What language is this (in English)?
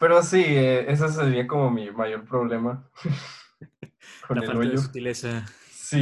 Spanish